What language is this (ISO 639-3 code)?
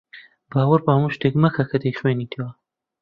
ckb